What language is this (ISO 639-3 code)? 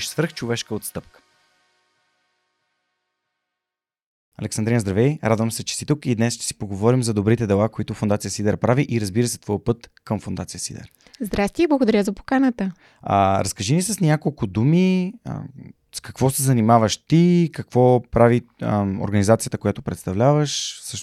bul